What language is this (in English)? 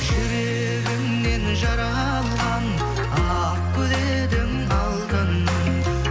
Kazakh